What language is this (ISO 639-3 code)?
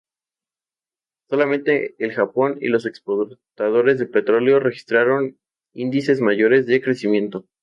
spa